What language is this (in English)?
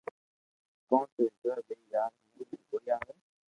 Loarki